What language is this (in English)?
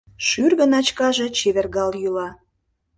Mari